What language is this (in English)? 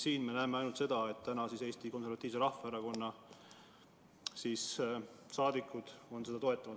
Estonian